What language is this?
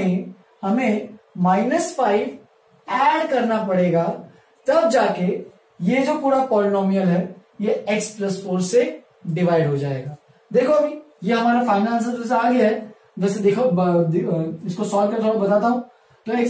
Hindi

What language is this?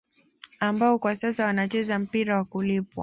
Swahili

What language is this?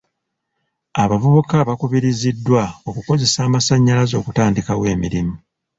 Ganda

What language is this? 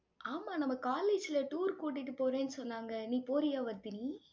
Tamil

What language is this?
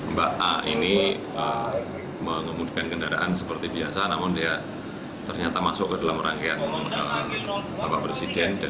Indonesian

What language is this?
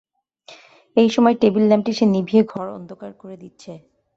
Bangla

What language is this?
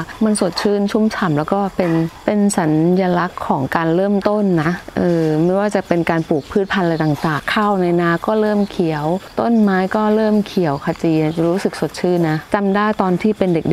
Thai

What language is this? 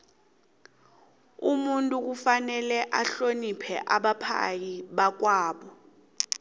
South Ndebele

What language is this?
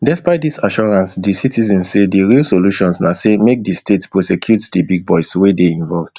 Nigerian Pidgin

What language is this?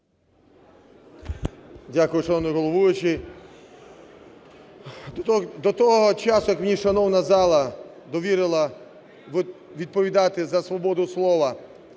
Ukrainian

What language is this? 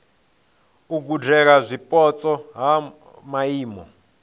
Venda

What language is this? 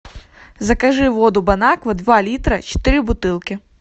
Russian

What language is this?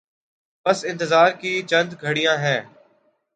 Urdu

